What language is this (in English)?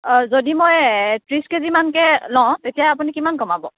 Assamese